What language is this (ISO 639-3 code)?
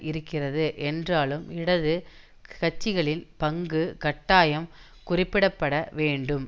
tam